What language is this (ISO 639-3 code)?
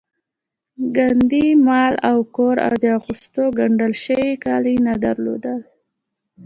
pus